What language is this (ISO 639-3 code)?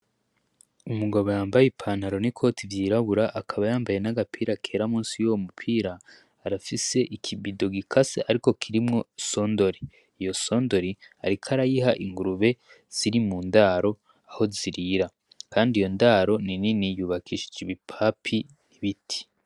run